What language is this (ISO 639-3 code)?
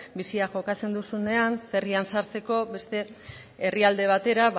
eus